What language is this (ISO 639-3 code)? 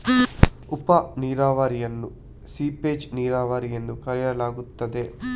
kan